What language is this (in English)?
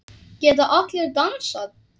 Icelandic